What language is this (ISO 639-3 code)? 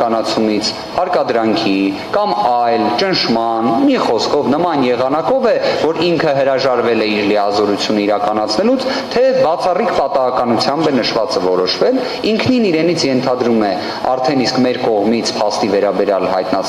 ron